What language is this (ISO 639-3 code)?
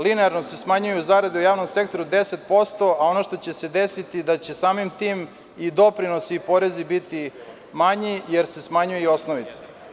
srp